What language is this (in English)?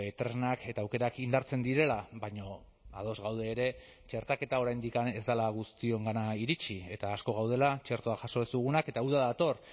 Basque